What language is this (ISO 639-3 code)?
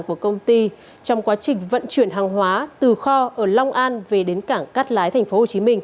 vie